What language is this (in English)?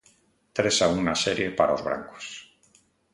Galician